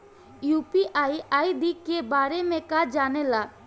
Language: Bhojpuri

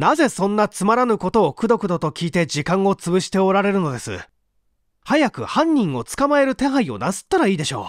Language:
Japanese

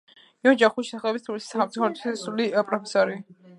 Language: Georgian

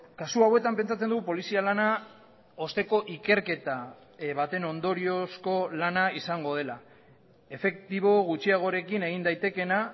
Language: Basque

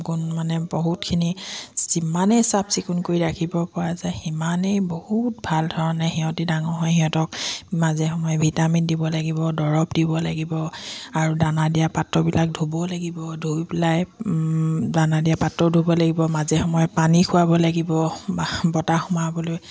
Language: Assamese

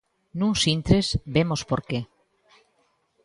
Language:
Galician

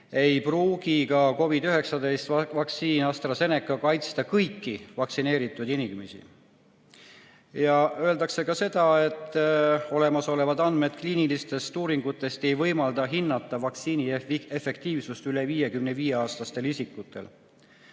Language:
Estonian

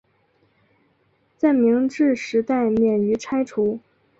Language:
Chinese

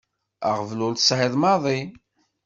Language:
Kabyle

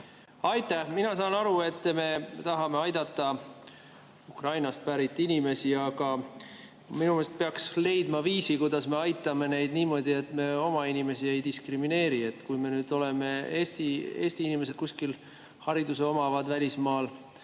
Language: Estonian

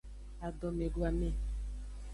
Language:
Aja (Benin)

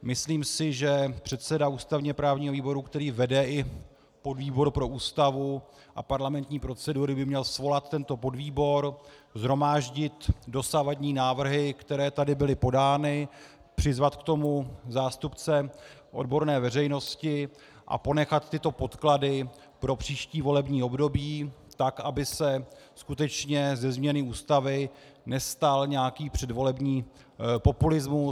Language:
Czech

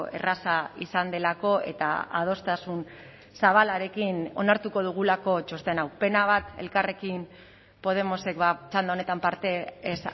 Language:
Basque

